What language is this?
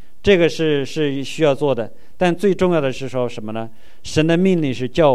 Chinese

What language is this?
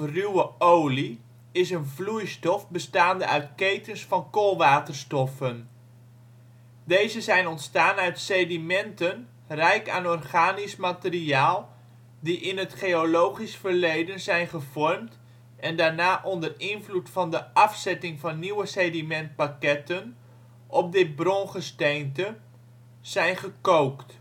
Dutch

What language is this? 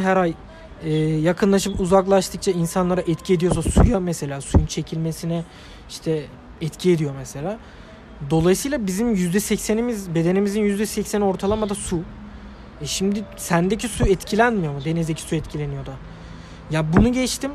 Turkish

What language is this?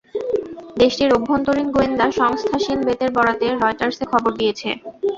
Bangla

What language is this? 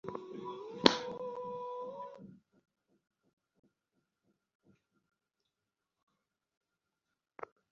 Bangla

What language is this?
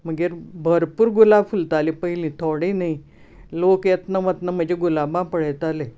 Konkani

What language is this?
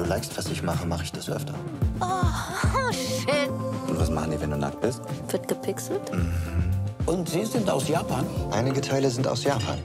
German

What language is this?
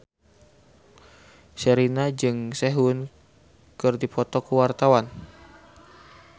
Sundanese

